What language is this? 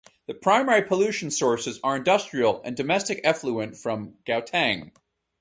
English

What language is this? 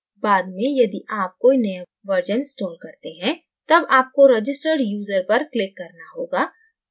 Hindi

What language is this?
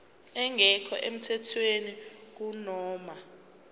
Zulu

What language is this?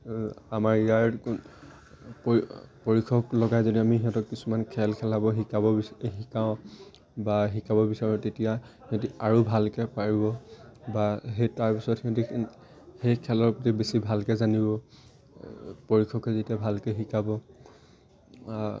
Assamese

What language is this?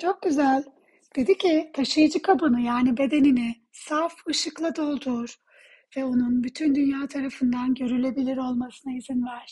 Turkish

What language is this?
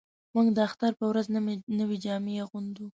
Pashto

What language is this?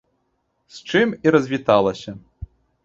Belarusian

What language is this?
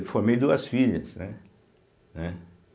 Portuguese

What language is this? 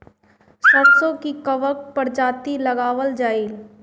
Bhojpuri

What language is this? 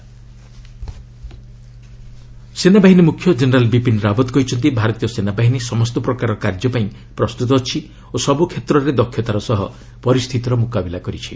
Odia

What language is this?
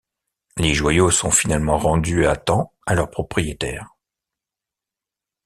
French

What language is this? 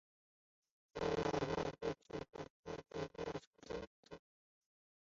Chinese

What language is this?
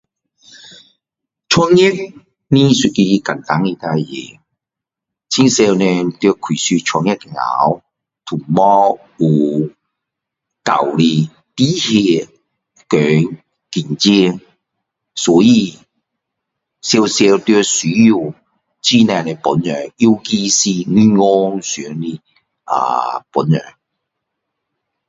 Min Dong Chinese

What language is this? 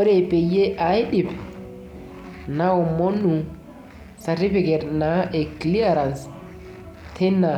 Masai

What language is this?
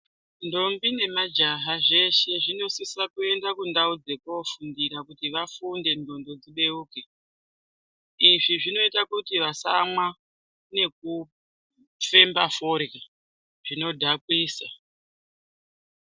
Ndau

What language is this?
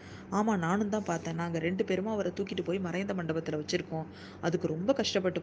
Tamil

